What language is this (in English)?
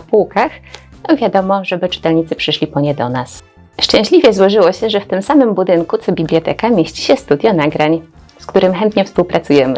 Polish